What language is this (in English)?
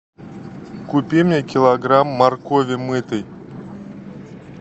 Russian